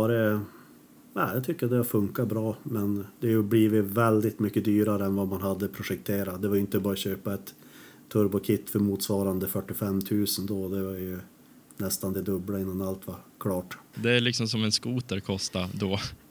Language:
Swedish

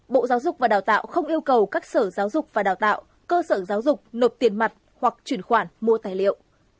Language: Vietnamese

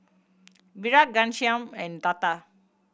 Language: English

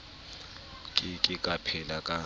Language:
Southern Sotho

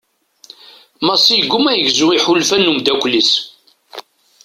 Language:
Kabyle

